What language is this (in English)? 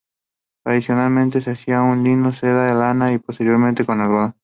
Spanish